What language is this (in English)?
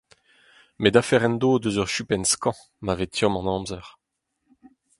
Breton